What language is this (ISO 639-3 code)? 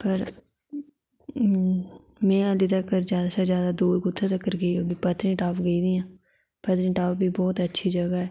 doi